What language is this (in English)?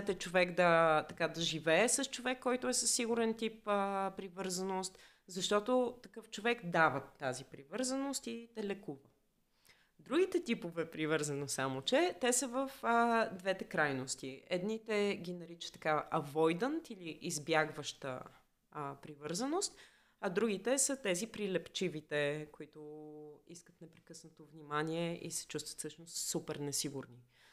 Bulgarian